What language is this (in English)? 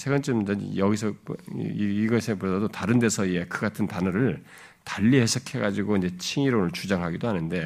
Korean